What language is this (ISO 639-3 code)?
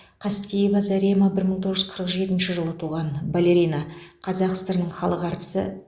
kaz